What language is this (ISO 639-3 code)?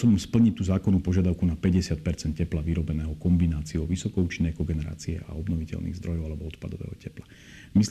slk